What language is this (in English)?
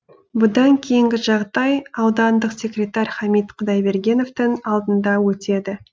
Kazakh